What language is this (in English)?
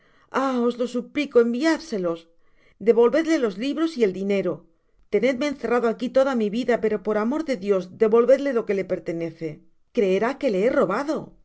Spanish